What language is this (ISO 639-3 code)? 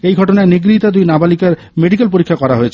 ben